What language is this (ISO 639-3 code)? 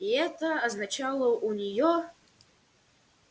rus